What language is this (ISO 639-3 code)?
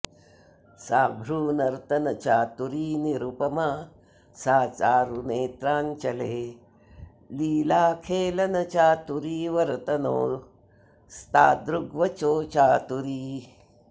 san